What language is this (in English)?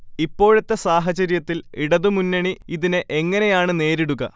Malayalam